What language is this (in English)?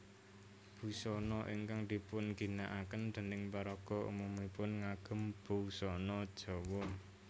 Javanese